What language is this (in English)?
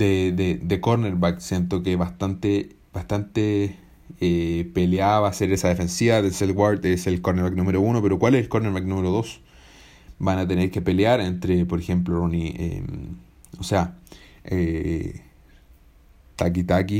Spanish